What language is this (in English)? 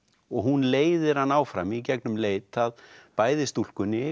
Icelandic